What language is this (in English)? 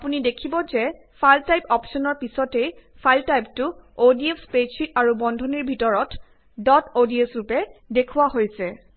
Assamese